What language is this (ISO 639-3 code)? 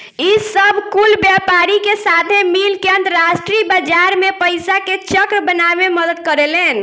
bho